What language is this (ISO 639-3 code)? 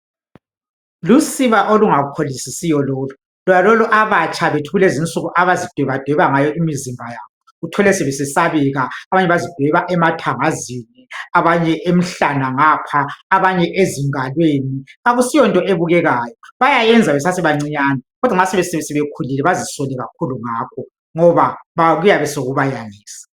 nde